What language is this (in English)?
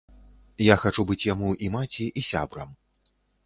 Belarusian